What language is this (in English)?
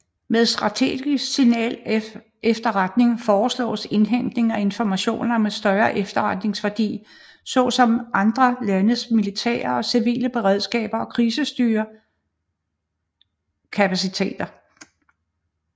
Danish